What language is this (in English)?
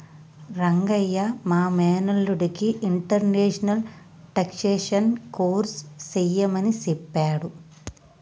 Telugu